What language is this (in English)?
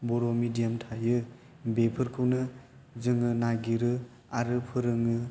Bodo